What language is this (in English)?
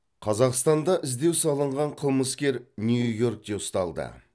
Kazakh